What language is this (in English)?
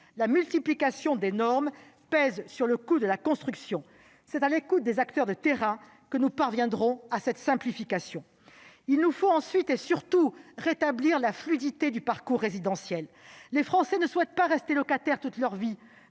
French